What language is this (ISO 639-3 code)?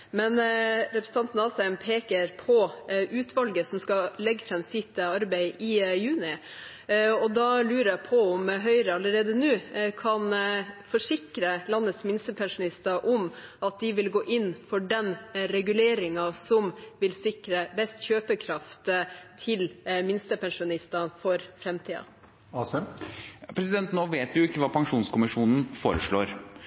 nob